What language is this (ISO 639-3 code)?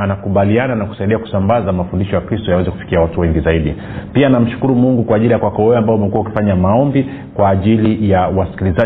swa